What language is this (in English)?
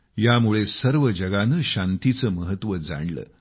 Marathi